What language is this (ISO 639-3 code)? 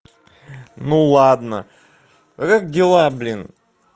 rus